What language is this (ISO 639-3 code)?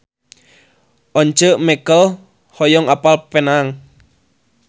sun